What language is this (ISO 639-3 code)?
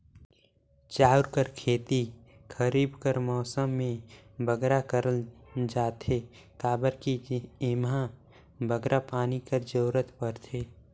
hne